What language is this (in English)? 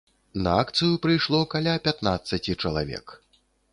Belarusian